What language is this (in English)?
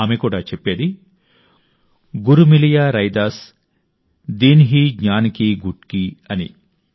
Telugu